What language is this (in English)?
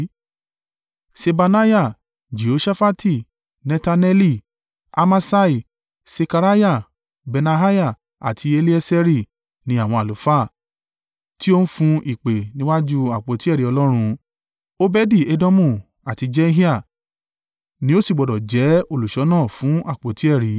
Yoruba